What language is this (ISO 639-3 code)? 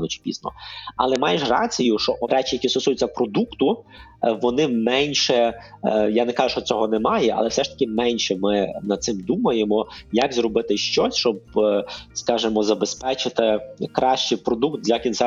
ukr